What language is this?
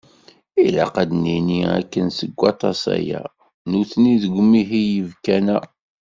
Kabyle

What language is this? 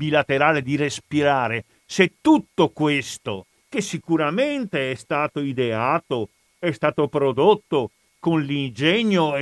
Italian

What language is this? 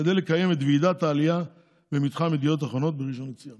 Hebrew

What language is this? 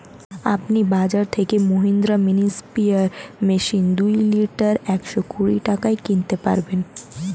Bangla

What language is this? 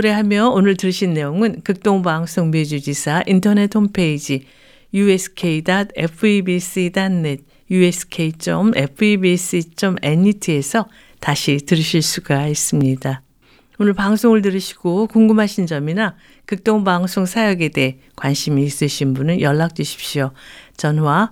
Korean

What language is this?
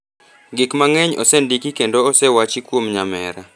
Luo (Kenya and Tanzania)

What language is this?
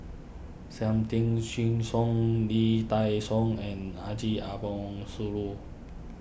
English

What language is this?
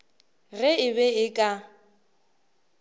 Northern Sotho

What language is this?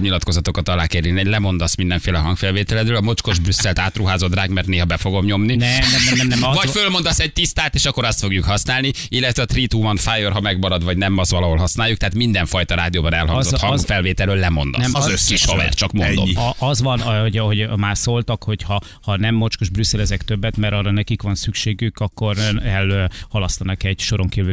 Hungarian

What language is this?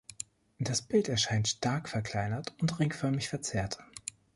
German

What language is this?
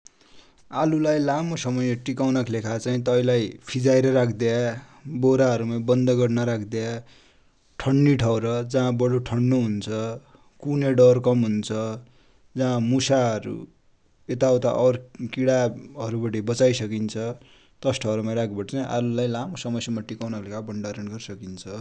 Dotyali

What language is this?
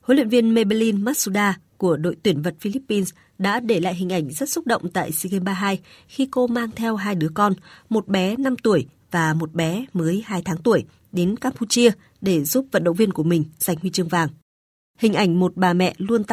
Vietnamese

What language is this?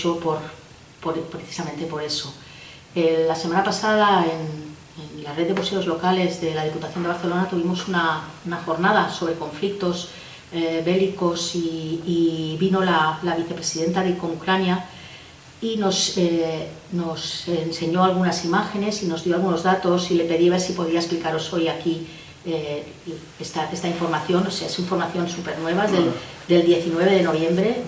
Spanish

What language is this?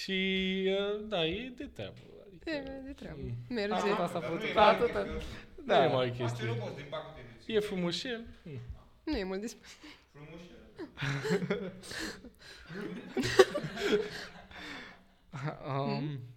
Romanian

